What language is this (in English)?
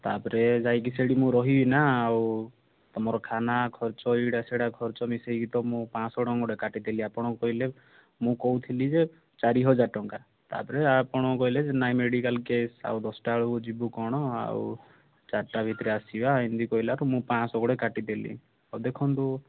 Odia